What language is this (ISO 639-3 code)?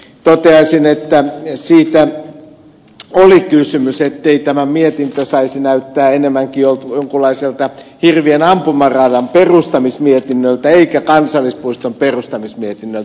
fin